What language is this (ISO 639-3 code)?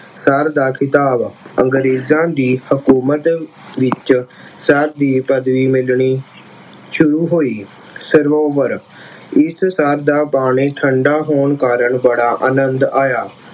pan